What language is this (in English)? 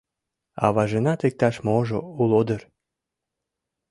Mari